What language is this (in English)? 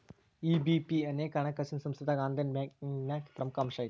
Kannada